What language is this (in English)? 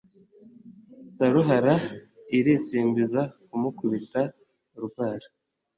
Kinyarwanda